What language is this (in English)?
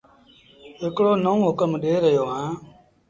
Sindhi Bhil